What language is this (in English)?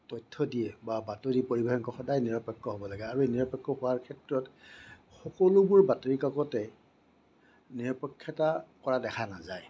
Assamese